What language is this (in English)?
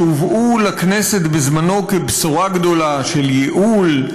Hebrew